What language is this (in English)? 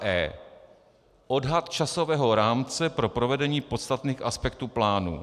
Czech